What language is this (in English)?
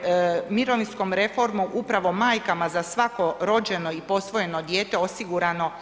Croatian